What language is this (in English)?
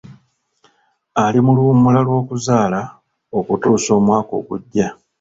Ganda